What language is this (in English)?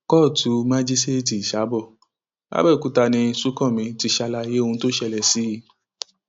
Yoruba